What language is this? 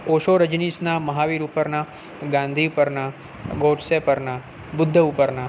Gujarati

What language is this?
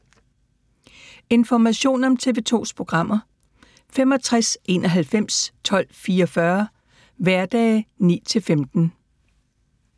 Danish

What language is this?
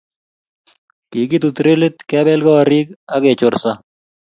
Kalenjin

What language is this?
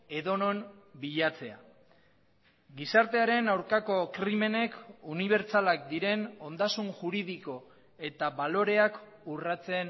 Basque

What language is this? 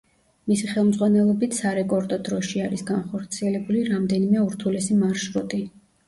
Georgian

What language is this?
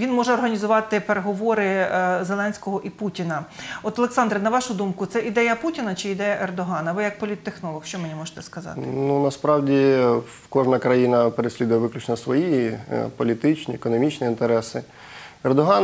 Ukrainian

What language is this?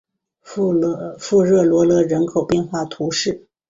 Chinese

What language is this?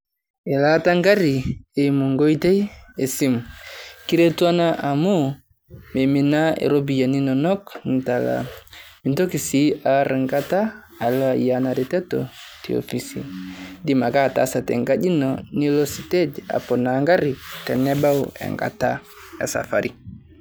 Masai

